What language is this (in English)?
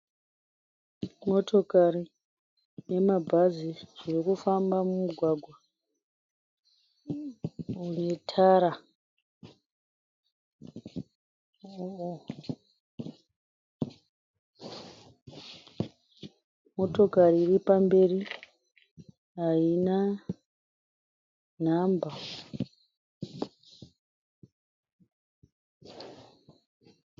Shona